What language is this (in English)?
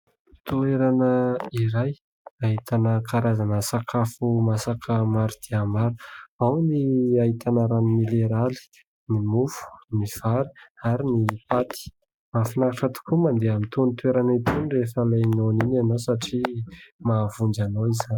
Malagasy